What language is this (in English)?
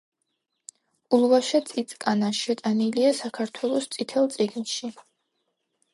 Georgian